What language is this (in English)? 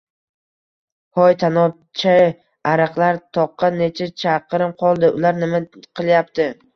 Uzbek